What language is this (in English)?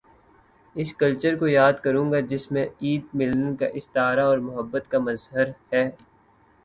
Urdu